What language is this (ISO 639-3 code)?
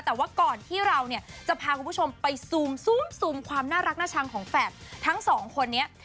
tha